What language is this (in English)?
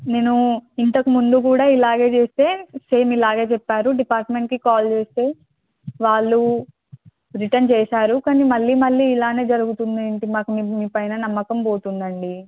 Telugu